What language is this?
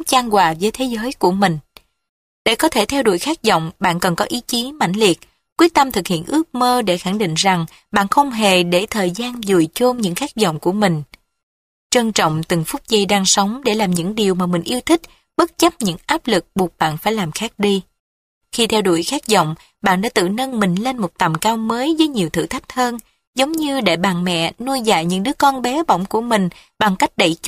Vietnamese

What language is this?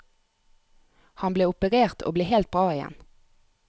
Norwegian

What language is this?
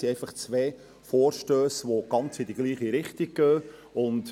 Swiss German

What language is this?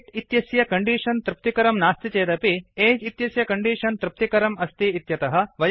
Sanskrit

